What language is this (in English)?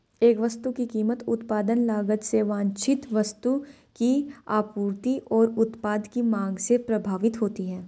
Hindi